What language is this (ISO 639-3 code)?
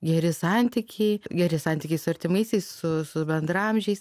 lit